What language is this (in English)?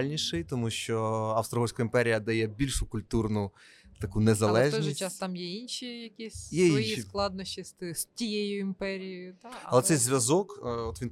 Ukrainian